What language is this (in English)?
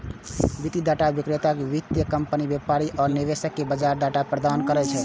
Maithili